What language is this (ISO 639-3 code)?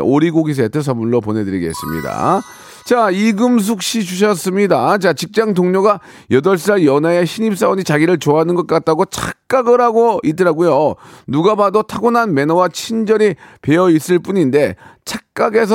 kor